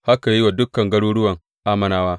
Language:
Hausa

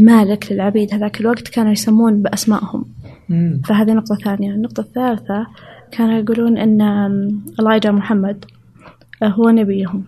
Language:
Arabic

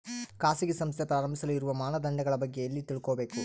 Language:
Kannada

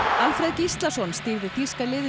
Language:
Icelandic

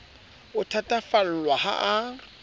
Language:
Southern Sotho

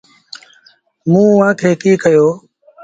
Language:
Sindhi Bhil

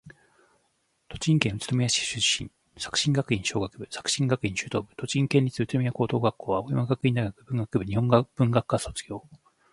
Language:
Japanese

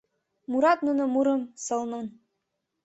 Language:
Mari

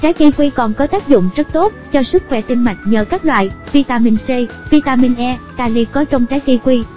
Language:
Vietnamese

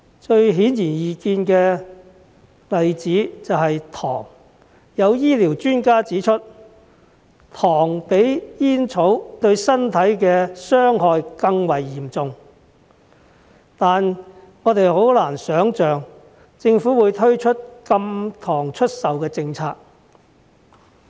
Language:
Cantonese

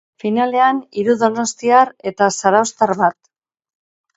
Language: Basque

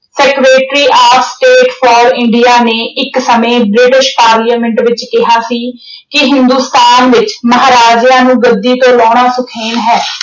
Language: Punjabi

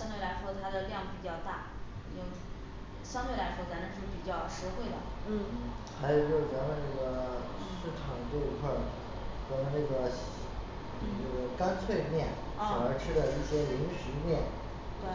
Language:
Chinese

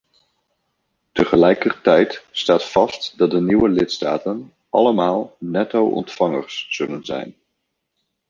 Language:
Dutch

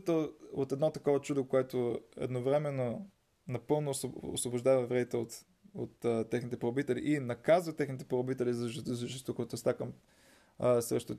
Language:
Bulgarian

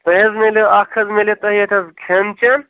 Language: Kashmiri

